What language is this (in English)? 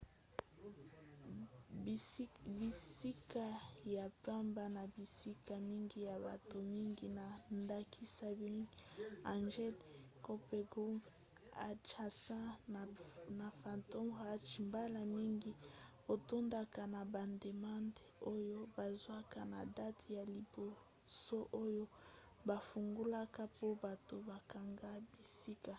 Lingala